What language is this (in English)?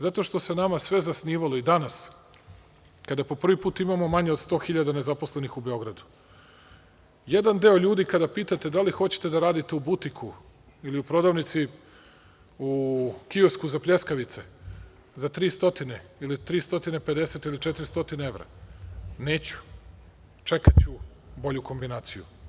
Serbian